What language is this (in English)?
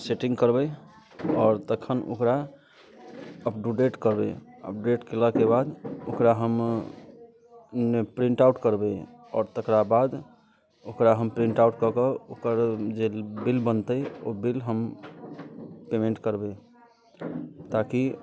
Maithili